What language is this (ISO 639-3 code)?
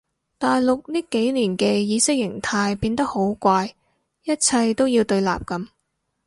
yue